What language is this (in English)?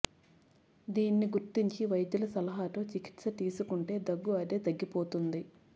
Telugu